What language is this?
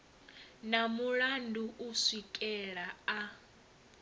Venda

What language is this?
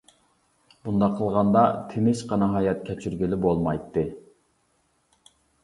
Uyghur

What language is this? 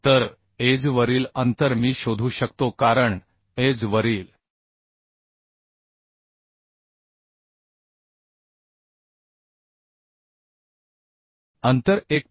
Marathi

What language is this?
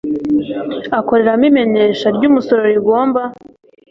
Kinyarwanda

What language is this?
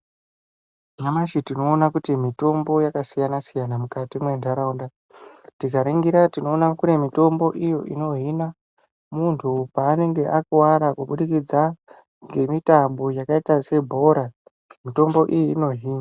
Ndau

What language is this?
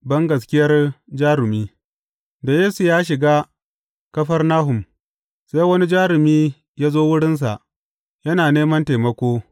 Hausa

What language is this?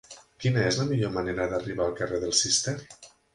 Catalan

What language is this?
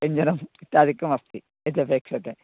Sanskrit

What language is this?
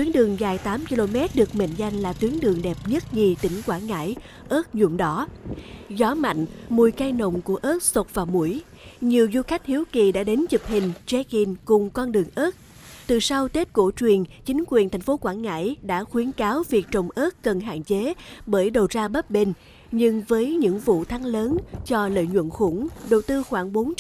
Vietnamese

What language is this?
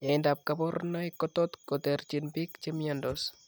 Kalenjin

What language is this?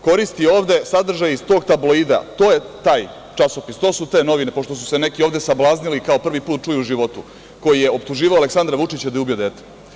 Serbian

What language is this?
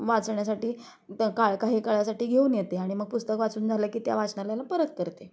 Marathi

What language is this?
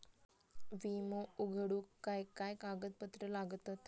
Marathi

